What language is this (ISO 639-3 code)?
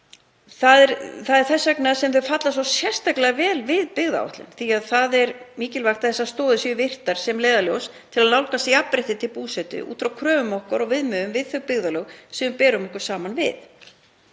isl